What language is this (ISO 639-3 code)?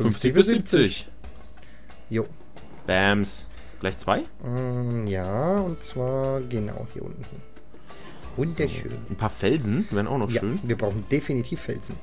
deu